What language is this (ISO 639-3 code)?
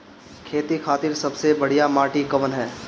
bho